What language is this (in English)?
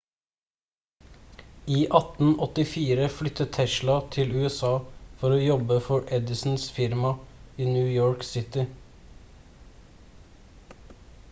Norwegian Bokmål